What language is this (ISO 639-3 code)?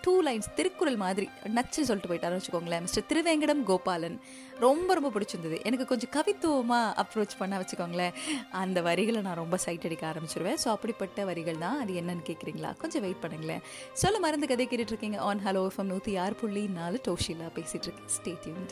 tam